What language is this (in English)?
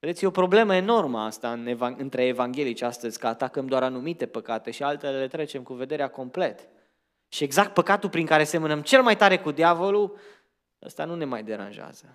Romanian